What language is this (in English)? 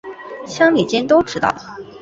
Chinese